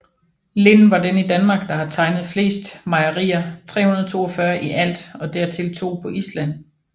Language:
Danish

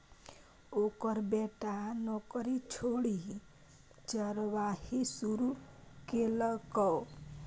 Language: Maithili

